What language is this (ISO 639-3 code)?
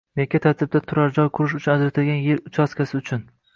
uzb